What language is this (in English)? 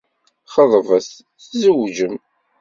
Kabyle